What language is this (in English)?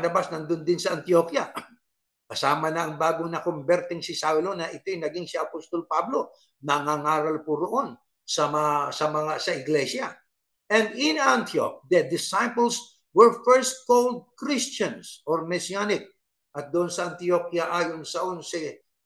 Filipino